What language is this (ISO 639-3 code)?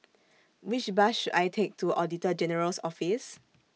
eng